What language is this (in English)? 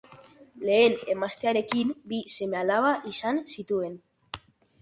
Basque